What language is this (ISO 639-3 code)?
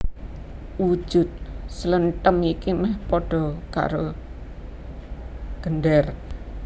jav